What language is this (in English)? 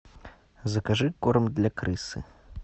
Russian